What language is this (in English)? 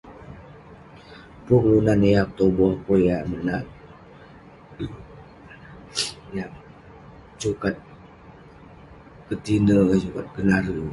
Western Penan